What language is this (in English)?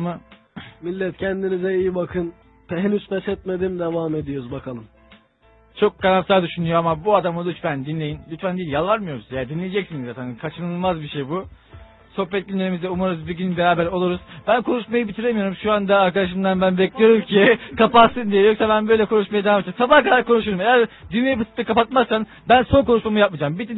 Turkish